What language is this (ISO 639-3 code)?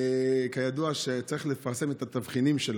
heb